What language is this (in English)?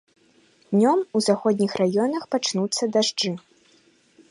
Belarusian